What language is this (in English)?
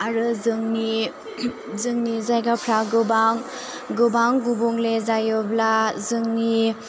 Bodo